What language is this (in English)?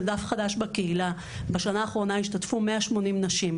Hebrew